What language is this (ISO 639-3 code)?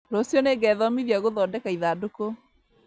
kik